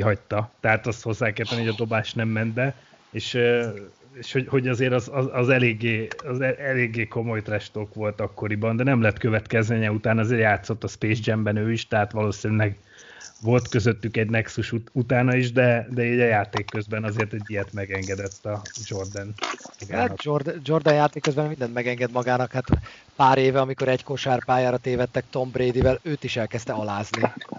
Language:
Hungarian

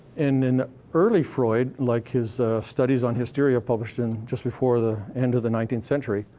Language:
English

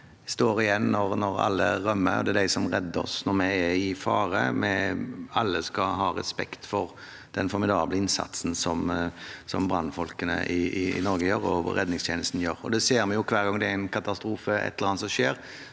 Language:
Norwegian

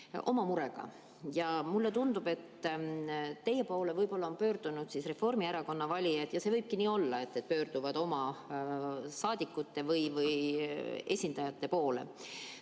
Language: Estonian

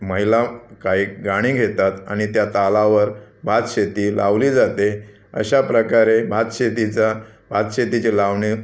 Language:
Marathi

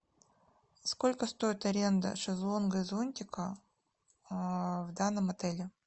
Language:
Russian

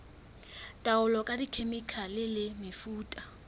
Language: Southern Sotho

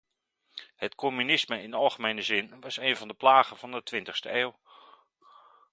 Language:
Dutch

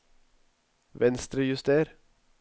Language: Norwegian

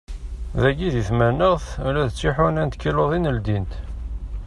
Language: Kabyle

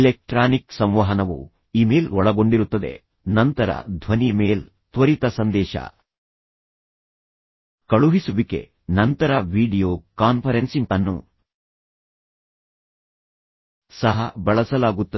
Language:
Kannada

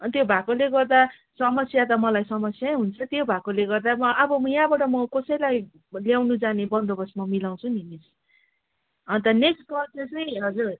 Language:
Nepali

